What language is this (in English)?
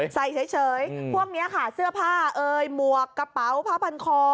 Thai